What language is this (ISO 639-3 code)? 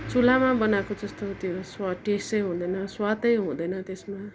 nep